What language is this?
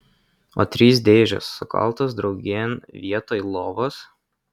Lithuanian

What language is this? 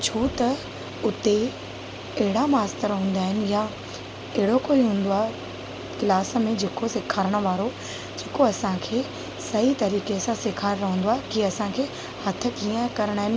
Sindhi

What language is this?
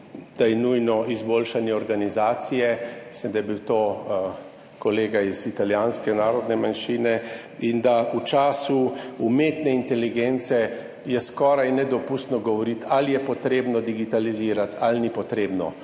Slovenian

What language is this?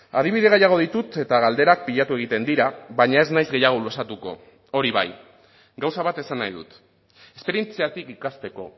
Basque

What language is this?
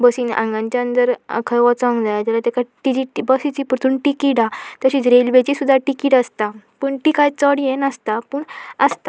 Konkani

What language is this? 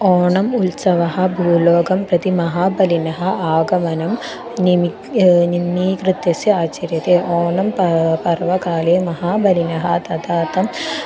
Sanskrit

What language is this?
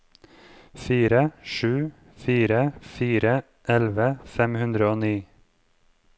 Norwegian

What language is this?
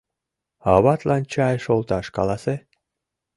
Mari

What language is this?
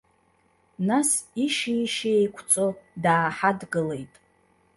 Abkhazian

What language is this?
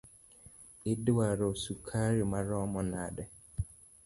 Luo (Kenya and Tanzania)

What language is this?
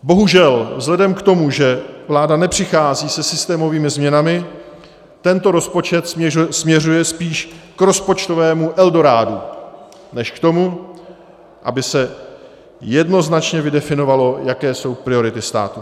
Czech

